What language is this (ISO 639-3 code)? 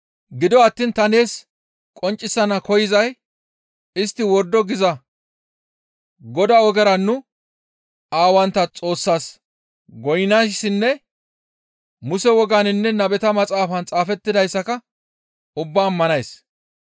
gmv